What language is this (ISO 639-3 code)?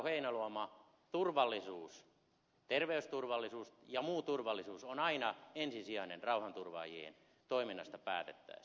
fin